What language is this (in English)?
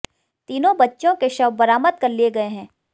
Hindi